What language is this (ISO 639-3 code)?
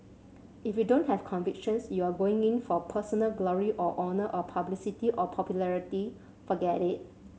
eng